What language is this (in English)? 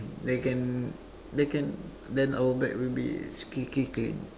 English